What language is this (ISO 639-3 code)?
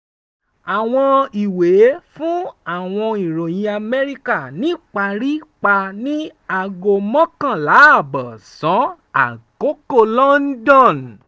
yor